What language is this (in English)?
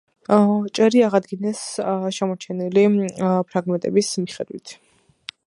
Georgian